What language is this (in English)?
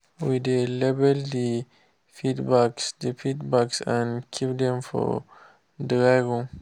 Nigerian Pidgin